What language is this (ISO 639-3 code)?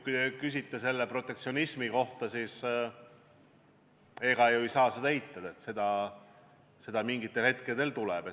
est